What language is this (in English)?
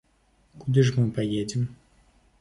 Belarusian